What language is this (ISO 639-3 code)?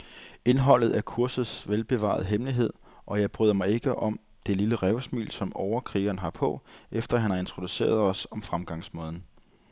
dan